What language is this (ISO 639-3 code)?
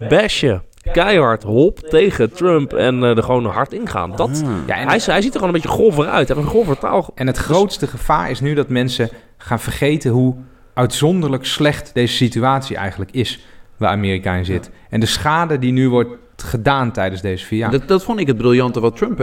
nld